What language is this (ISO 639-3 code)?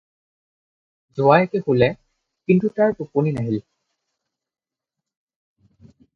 asm